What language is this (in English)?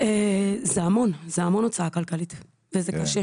Hebrew